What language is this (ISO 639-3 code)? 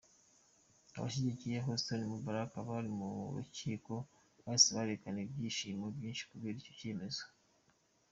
kin